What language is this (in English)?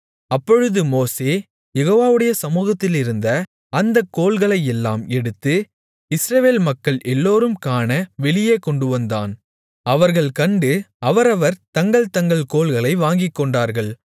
Tamil